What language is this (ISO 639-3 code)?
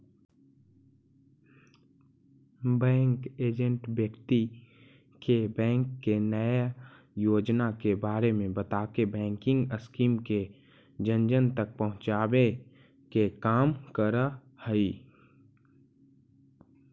mag